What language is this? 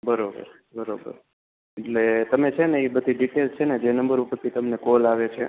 Gujarati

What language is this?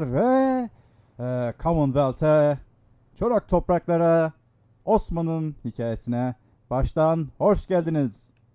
Turkish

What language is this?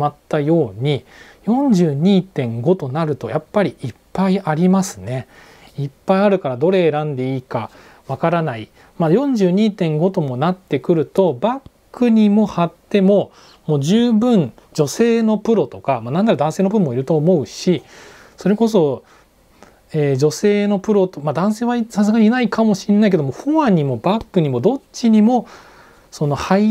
Japanese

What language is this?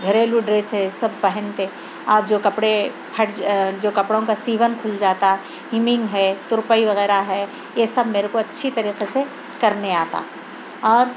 Urdu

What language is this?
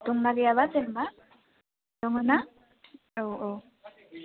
Bodo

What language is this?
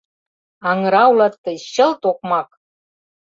Mari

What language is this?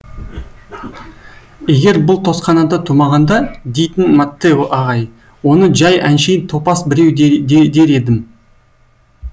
Kazakh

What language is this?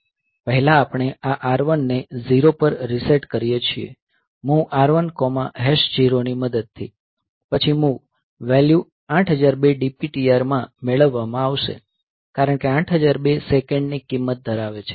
Gujarati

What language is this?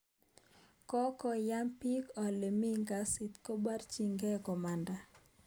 Kalenjin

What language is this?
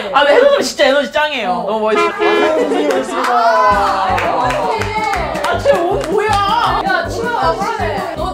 Korean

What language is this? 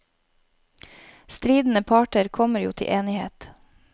Norwegian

